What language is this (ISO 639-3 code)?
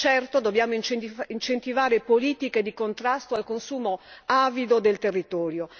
ita